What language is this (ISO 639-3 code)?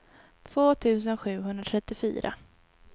swe